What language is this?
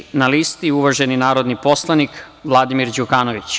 Serbian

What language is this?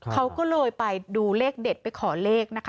Thai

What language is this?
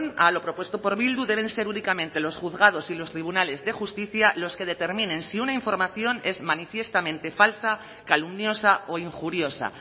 Spanish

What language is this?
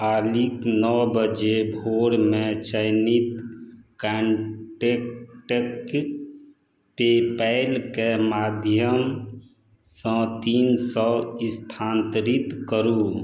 Maithili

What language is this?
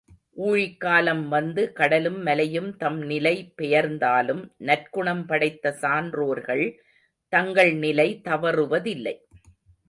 Tamil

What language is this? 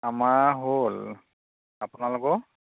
Assamese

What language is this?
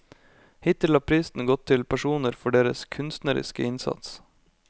Norwegian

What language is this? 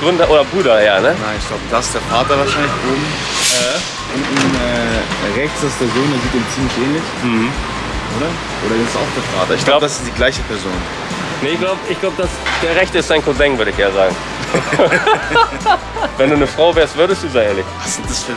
German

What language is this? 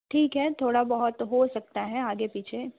Hindi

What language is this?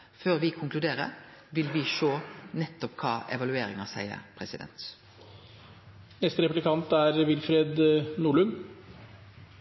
Norwegian Nynorsk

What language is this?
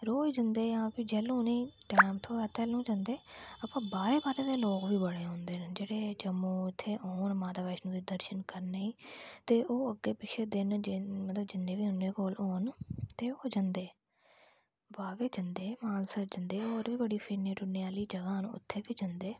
Dogri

